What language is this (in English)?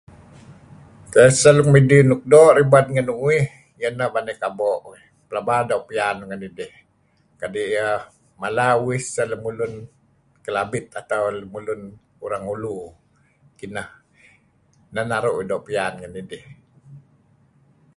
Kelabit